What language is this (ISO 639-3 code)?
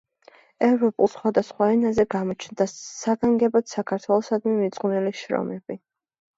kat